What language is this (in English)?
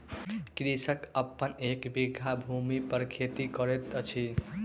Maithili